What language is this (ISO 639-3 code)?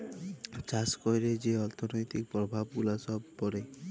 ben